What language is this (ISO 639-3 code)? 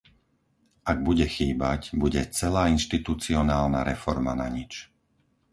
slk